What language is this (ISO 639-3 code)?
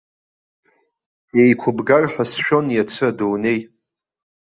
abk